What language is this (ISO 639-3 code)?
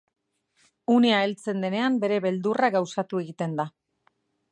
eus